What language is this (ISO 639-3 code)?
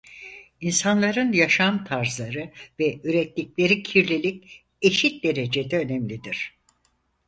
tur